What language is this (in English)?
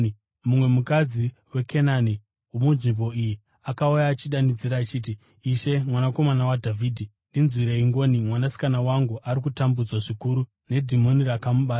Shona